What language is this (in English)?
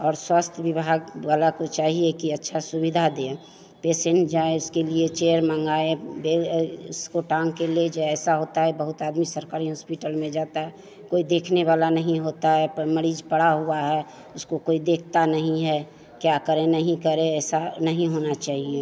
Hindi